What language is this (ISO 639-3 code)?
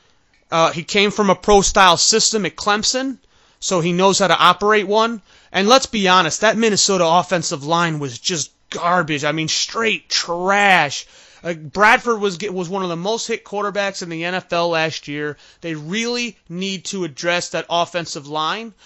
eng